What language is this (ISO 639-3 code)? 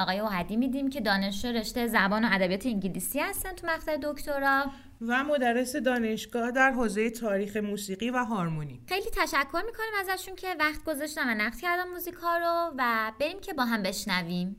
fas